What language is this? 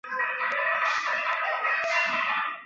Chinese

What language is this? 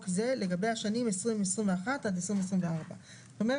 Hebrew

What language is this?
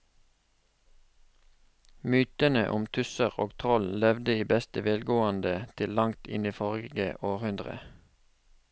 Norwegian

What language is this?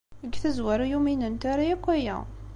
Kabyle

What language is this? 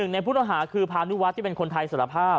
Thai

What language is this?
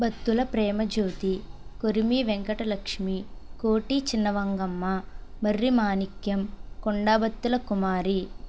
Telugu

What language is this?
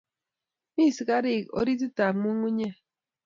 Kalenjin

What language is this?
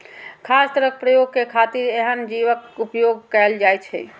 Maithili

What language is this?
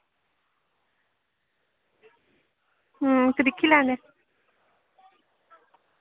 Dogri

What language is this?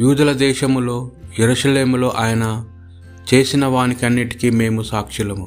Telugu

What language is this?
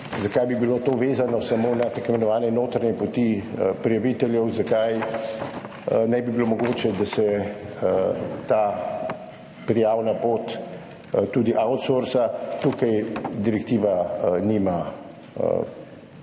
Slovenian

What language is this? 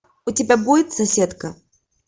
Russian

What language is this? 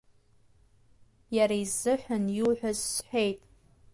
Abkhazian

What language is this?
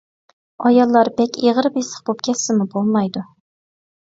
Uyghur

